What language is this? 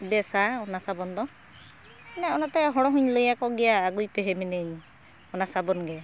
Santali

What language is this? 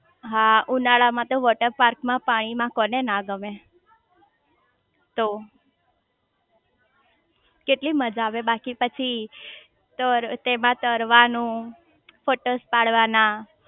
Gujarati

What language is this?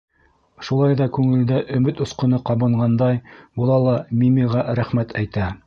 Bashkir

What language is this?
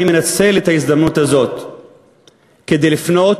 Hebrew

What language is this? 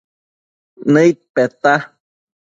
Matsés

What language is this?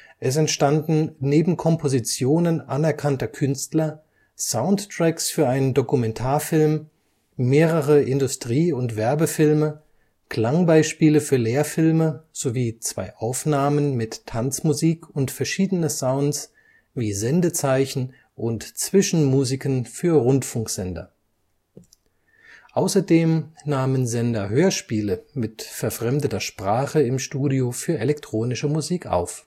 German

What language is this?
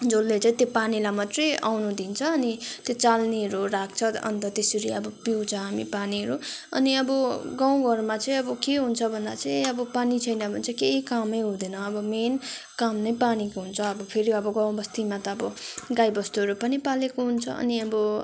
Nepali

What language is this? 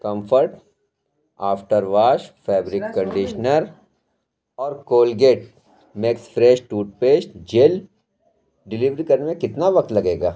Urdu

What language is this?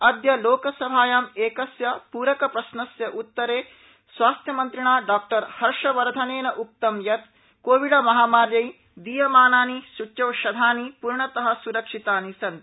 Sanskrit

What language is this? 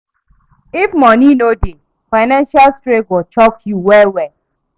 Nigerian Pidgin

